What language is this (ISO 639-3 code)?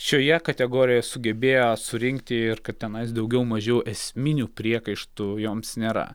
lit